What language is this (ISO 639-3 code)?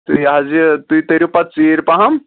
kas